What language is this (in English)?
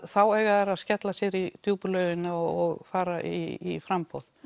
Icelandic